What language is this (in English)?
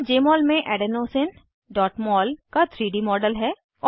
Hindi